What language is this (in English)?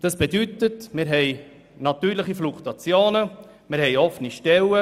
Swiss German